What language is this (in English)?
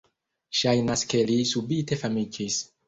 Esperanto